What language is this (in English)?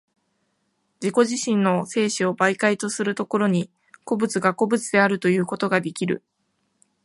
Japanese